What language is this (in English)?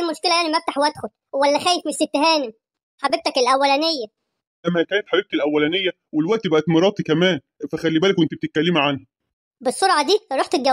Arabic